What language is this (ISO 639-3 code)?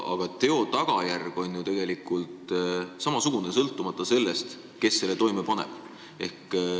est